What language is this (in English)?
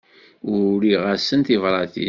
Kabyle